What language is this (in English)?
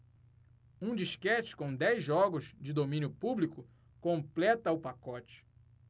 Portuguese